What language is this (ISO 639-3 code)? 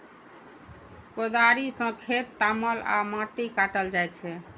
mai